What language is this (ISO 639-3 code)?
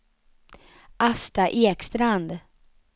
swe